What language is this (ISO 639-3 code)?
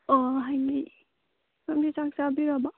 mni